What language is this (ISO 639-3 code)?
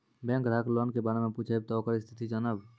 mai